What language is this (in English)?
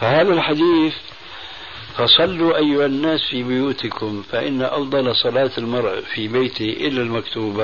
Arabic